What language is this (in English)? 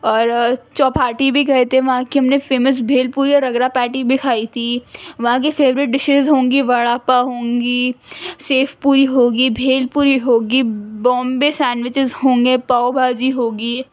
Urdu